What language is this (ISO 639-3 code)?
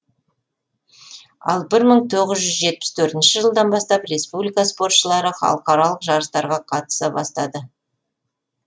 kaz